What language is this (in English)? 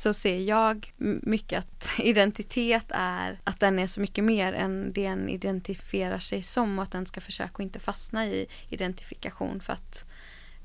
Swedish